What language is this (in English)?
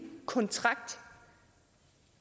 Danish